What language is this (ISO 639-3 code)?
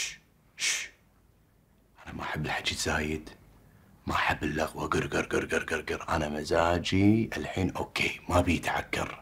ara